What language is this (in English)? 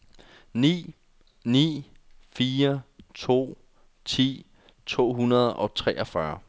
Danish